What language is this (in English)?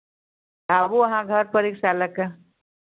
Maithili